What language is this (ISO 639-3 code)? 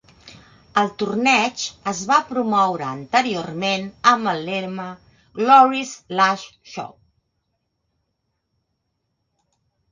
cat